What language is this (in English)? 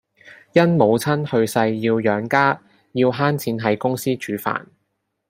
Cantonese